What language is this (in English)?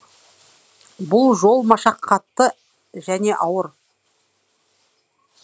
Kazakh